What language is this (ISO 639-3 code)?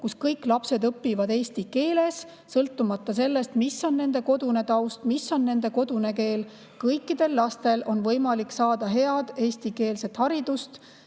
est